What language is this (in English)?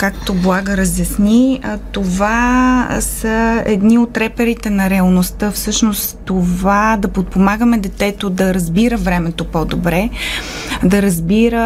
Bulgarian